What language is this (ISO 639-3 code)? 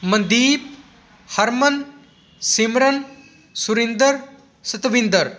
pan